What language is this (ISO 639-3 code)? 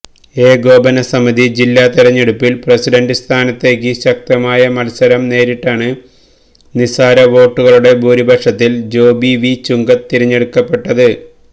mal